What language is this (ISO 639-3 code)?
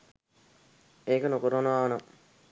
sin